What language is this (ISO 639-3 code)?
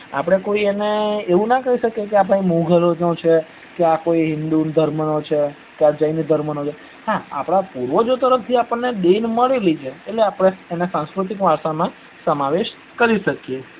guj